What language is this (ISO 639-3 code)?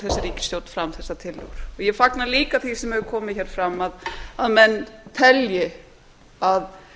isl